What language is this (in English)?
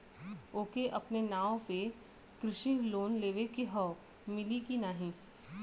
Bhojpuri